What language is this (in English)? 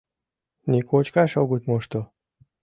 Mari